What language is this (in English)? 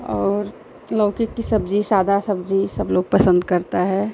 Hindi